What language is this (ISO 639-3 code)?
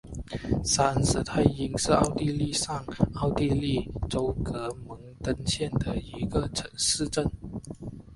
zho